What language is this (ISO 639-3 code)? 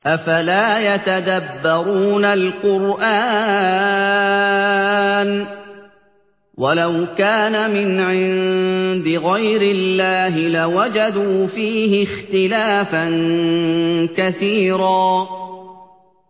ara